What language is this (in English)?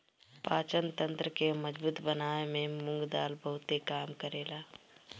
Bhojpuri